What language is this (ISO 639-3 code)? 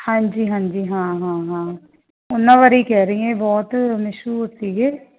pan